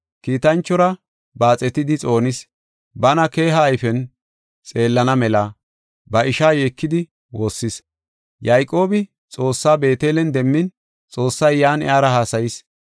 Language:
Gofa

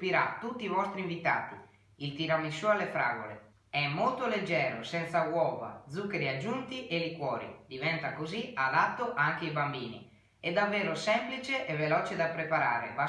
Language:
Italian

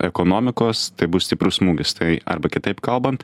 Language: Lithuanian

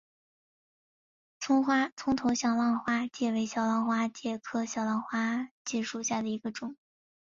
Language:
Chinese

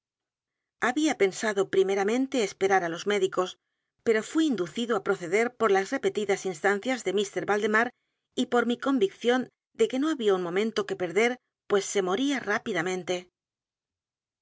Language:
Spanish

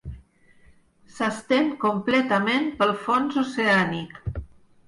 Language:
Catalan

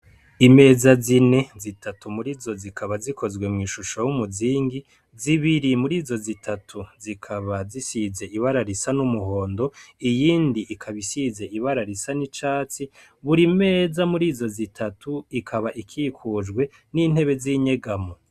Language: Rundi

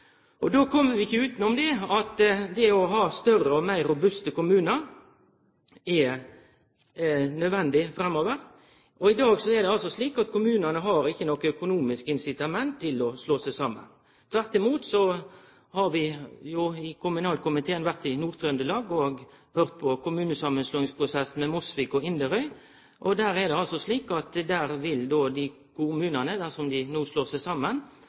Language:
Norwegian Nynorsk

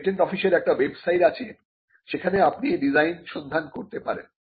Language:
Bangla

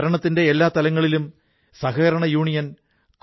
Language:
Malayalam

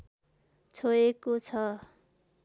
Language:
Nepali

